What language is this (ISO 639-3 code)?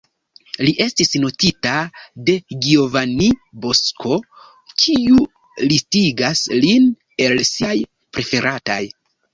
epo